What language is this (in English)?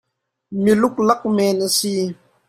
Hakha Chin